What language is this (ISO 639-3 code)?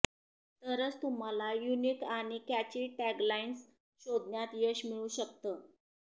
mar